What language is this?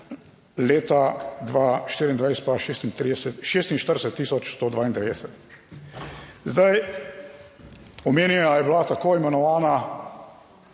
Slovenian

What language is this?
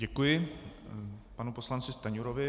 Czech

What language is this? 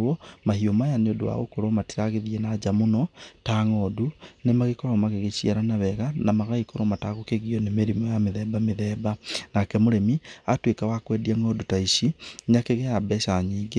Kikuyu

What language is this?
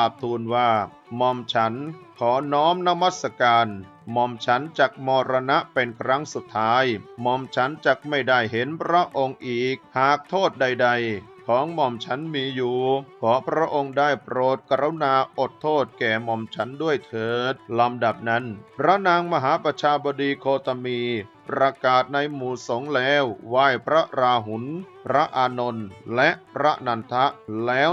Thai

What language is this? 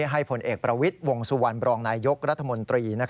Thai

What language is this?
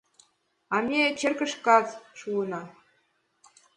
Mari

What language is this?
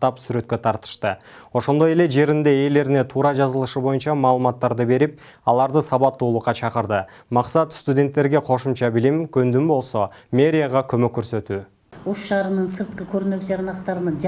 Turkish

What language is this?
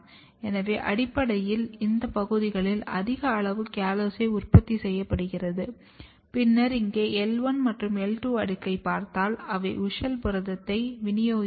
Tamil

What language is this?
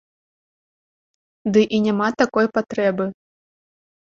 Belarusian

